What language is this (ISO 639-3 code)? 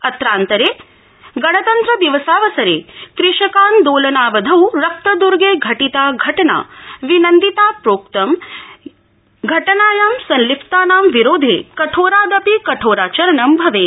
san